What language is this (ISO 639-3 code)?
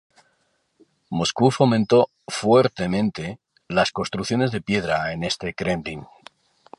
spa